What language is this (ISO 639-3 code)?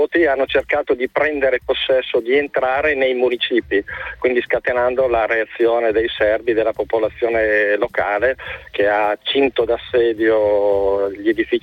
ita